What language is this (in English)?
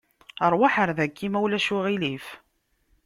Kabyle